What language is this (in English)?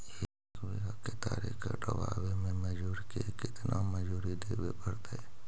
Magahi